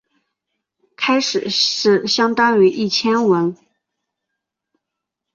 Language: Chinese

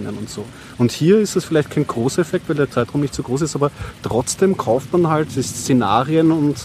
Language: German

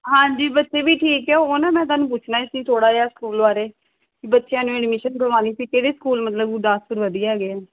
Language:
Punjabi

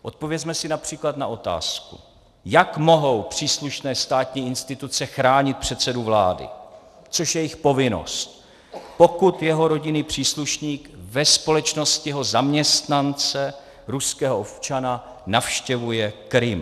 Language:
Czech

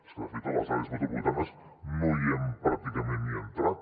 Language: Catalan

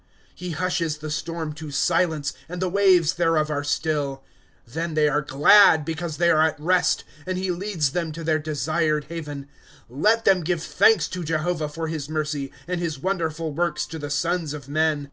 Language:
English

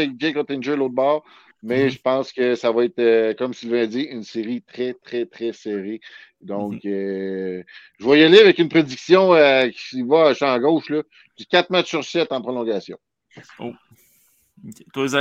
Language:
French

